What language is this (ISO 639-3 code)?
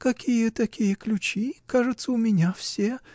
rus